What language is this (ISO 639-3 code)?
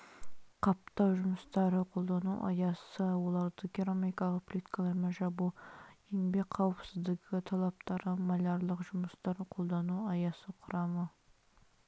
kaz